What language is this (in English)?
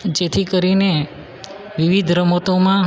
Gujarati